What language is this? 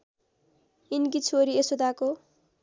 Nepali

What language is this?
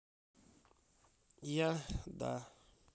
Russian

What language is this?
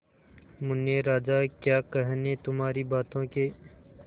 Hindi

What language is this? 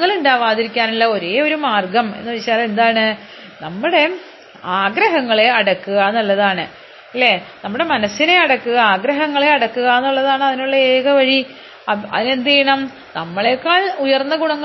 Malayalam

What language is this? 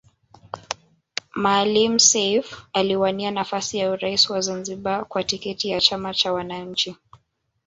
Swahili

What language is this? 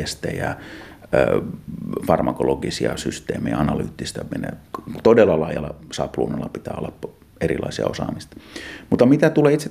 Finnish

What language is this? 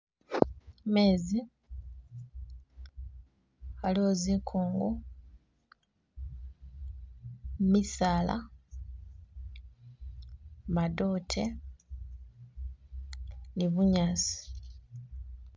Masaaba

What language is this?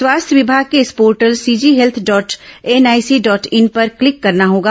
Hindi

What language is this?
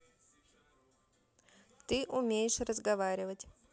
Russian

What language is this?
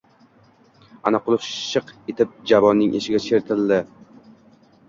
Uzbek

